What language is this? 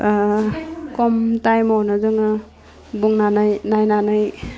Bodo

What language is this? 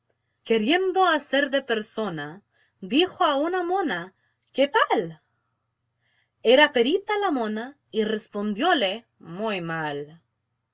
Spanish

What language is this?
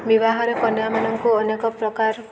Odia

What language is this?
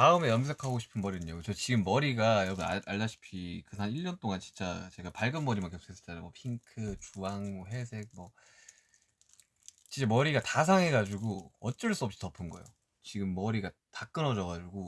Korean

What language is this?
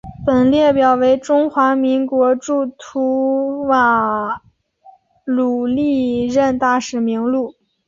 Chinese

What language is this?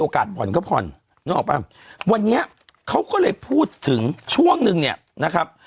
Thai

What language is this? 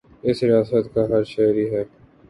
Urdu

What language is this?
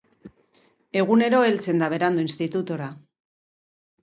Basque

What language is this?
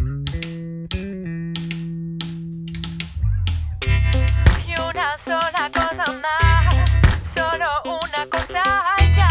Spanish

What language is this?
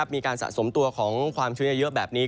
Thai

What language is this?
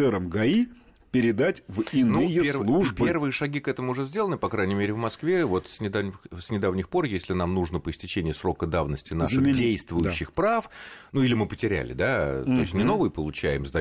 Russian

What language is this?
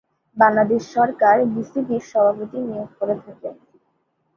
Bangla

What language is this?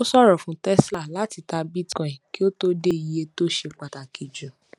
Yoruba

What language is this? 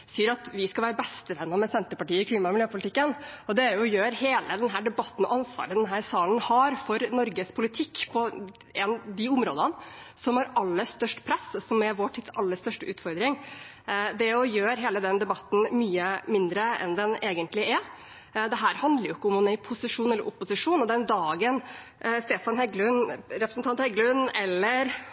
Norwegian Bokmål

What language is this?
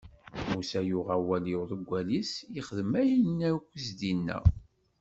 Kabyle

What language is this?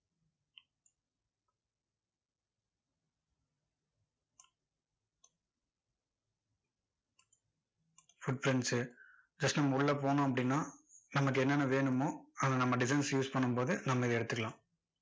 Tamil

